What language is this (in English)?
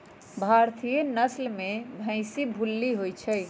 Magahi